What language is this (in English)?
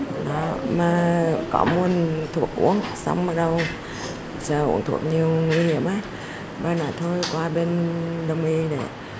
Vietnamese